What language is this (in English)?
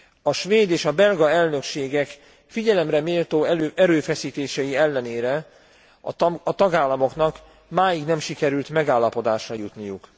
Hungarian